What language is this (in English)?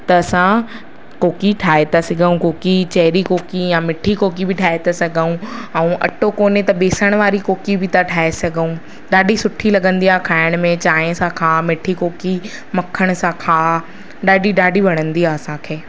Sindhi